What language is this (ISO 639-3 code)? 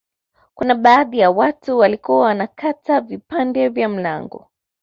swa